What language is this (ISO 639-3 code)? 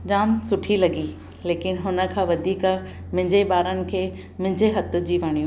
snd